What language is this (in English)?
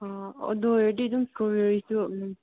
Manipuri